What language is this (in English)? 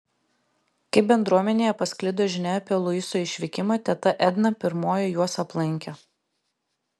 Lithuanian